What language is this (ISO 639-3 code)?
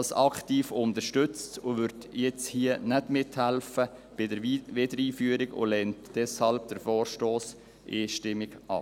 gsw